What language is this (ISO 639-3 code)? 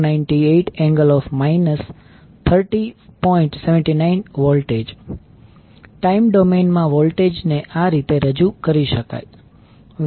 guj